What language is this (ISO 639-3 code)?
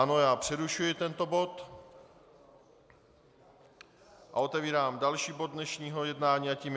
ces